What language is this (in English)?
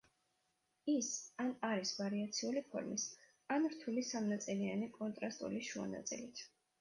Georgian